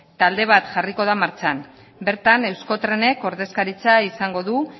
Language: Basque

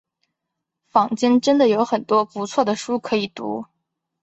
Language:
Chinese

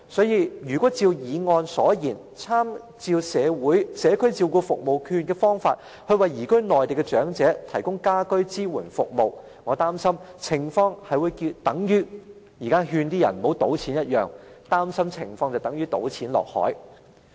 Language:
Cantonese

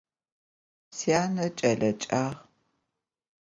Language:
Adyghe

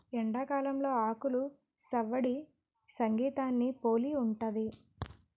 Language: Telugu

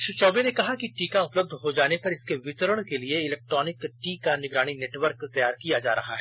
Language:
Hindi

